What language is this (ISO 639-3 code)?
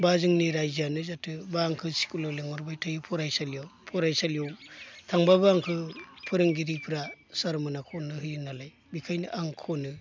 brx